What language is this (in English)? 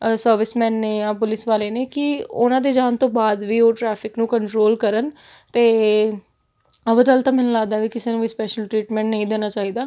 Punjabi